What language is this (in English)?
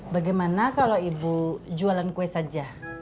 Indonesian